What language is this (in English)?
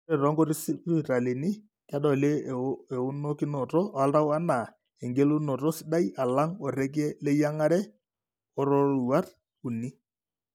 Masai